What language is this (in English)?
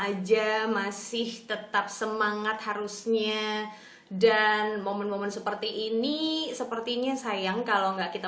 Indonesian